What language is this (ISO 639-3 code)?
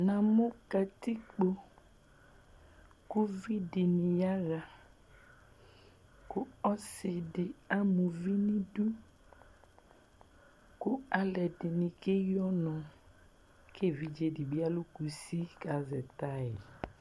kpo